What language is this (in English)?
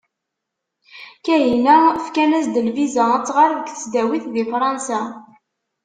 Kabyle